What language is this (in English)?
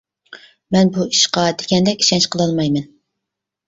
Uyghur